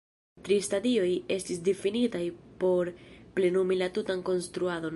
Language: Esperanto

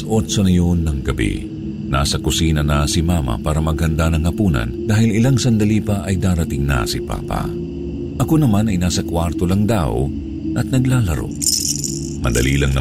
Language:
Filipino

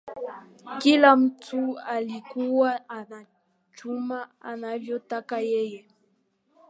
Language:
Swahili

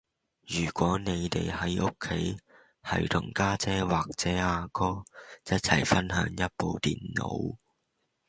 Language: Cantonese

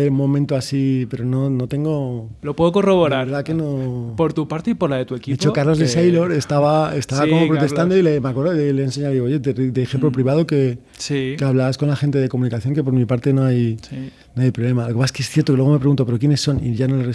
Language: Spanish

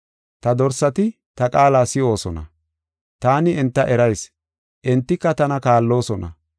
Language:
Gofa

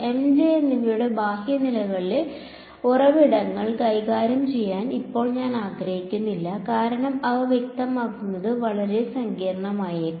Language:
Malayalam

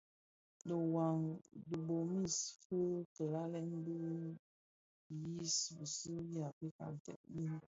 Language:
Bafia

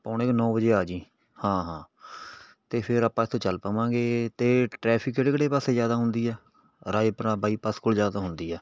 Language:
Punjabi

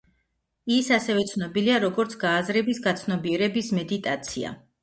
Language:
Georgian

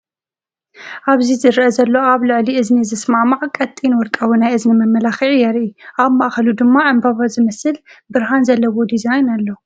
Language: Tigrinya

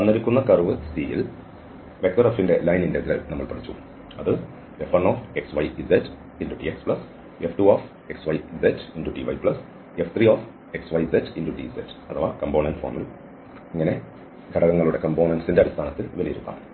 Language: Malayalam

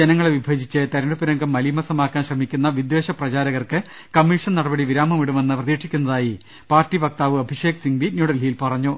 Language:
Malayalam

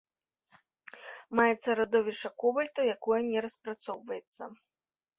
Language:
Belarusian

